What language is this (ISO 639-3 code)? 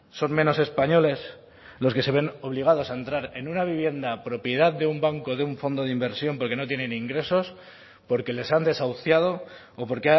spa